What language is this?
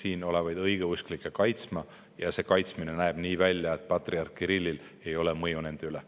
Estonian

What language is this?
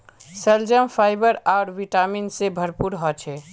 Magahi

